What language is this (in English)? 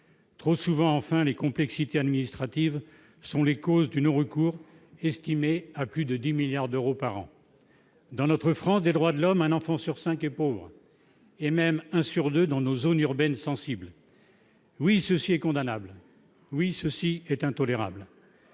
French